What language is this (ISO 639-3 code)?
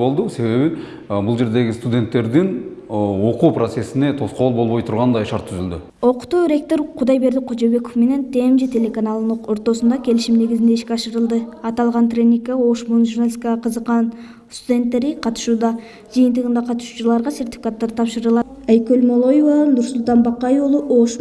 tur